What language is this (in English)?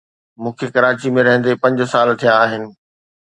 Sindhi